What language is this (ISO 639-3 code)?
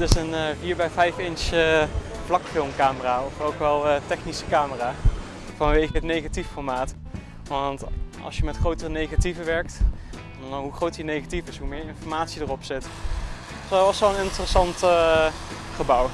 nld